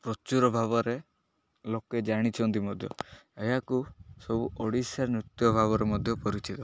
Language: Odia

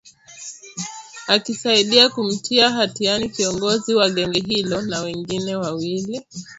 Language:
Swahili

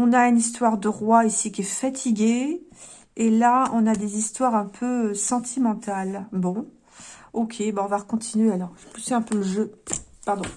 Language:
French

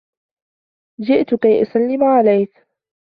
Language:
Arabic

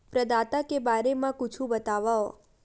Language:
Chhattisgarhi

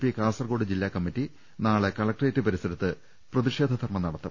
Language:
Malayalam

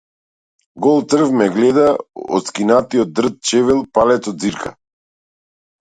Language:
Macedonian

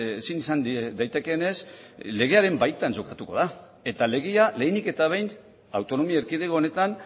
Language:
Basque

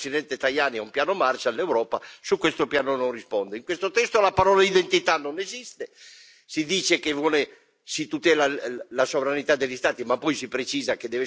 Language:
Italian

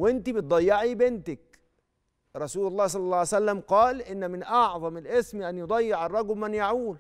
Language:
Arabic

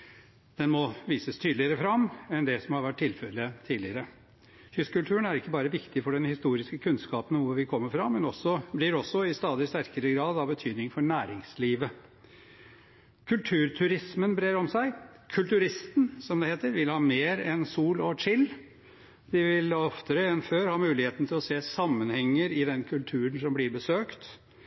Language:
Norwegian Bokmål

